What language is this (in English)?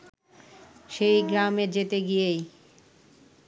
Bangla